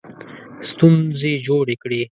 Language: Pashto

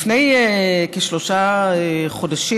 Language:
Hebrew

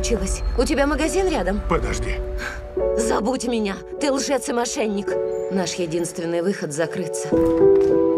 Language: Russian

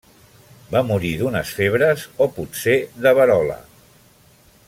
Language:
Catalan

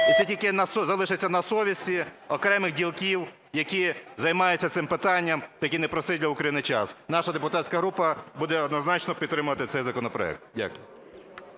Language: Ukrainian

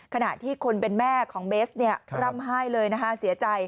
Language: Thai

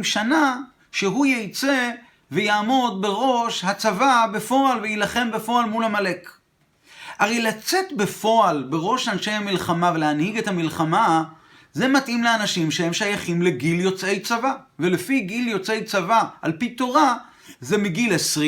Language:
Hebrew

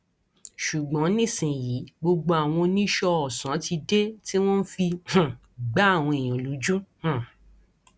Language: Yoruba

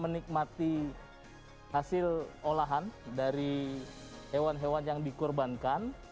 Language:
Indonesian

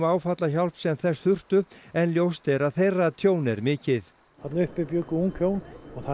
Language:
Icelandic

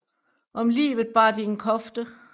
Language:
Danish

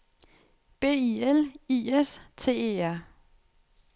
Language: Danish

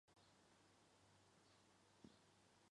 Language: Chinese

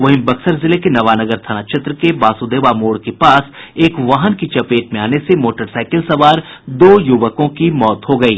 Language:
Hindi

